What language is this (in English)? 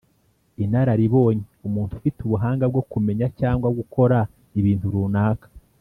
Kinyarwanda